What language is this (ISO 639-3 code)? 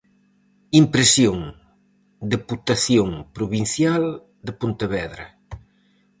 glg